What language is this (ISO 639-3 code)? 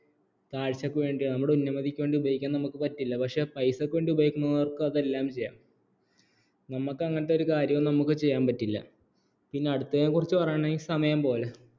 mal